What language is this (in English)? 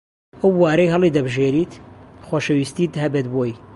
Central Kurdish